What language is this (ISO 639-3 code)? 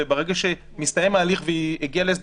heb